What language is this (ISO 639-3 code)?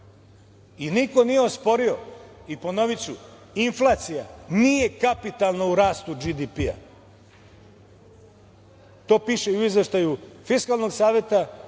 srp